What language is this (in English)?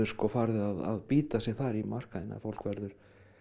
Icelandic